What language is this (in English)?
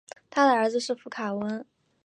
Chinese